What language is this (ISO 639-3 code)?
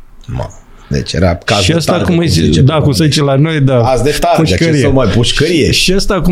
ron